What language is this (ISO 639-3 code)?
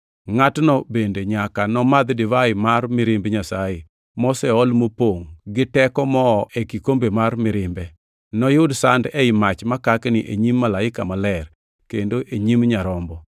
luo